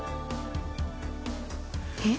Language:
Japanese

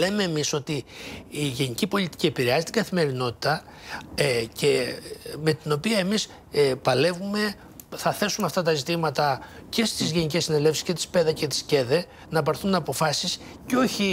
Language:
Greek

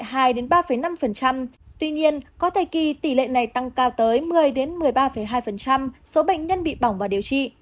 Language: Vietnamese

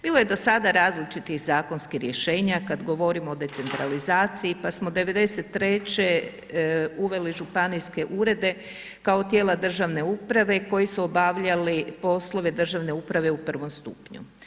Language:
Croatian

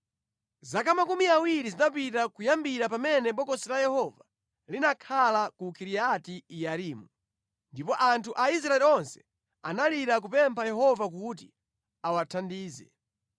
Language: Nyanja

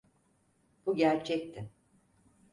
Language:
Turkish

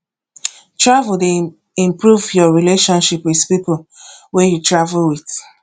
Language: Nigerian Pidgin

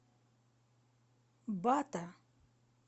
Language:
Russian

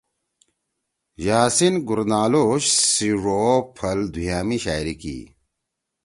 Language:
Torwali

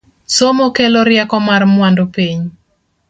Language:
Luo (Kenya and Tanzania)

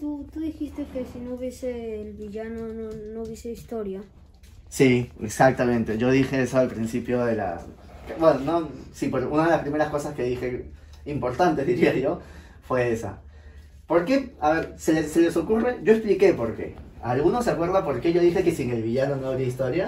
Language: Spanish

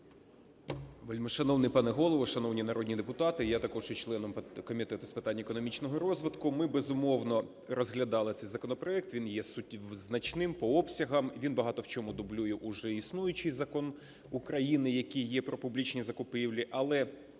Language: Ukrainian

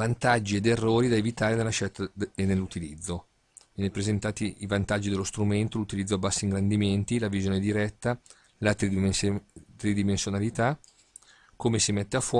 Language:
Italian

